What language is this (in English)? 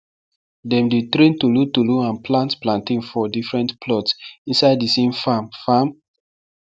Nigerian Pidgin